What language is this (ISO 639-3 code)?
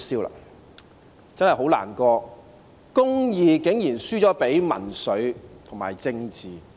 yue